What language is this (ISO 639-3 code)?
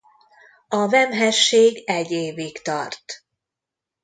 hun